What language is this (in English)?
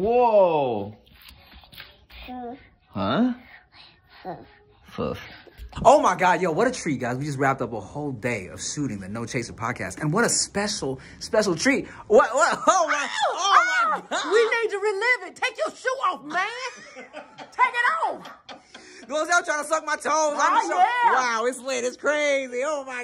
English